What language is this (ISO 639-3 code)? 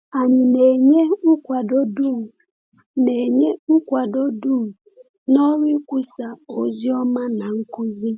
ibo